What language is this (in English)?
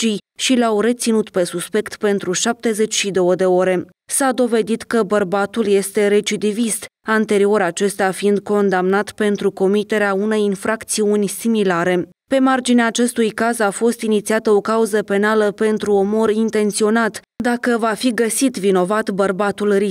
Romanian